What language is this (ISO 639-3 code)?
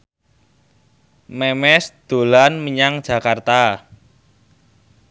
jav